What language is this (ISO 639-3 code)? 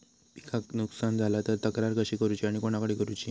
mar